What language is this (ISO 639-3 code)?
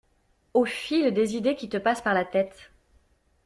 fra